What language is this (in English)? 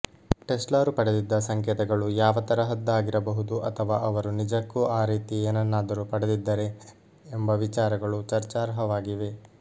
Kannada